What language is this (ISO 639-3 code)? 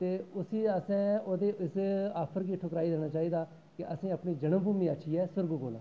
doi